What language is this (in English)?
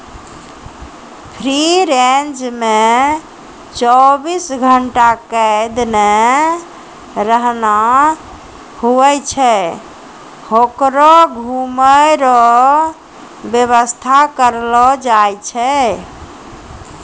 Maithili